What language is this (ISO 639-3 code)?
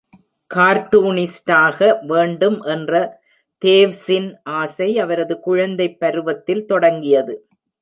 tam